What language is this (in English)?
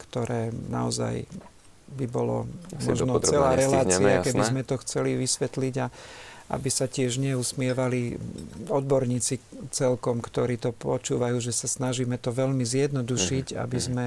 Slovak